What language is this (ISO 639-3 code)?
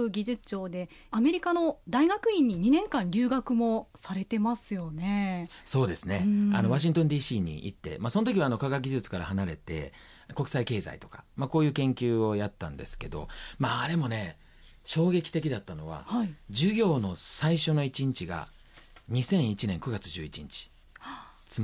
jpn